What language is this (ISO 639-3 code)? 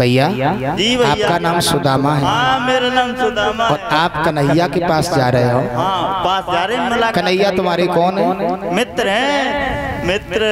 hin